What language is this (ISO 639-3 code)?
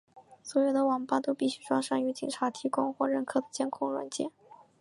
zho